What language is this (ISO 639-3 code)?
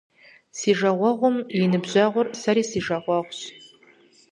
kbd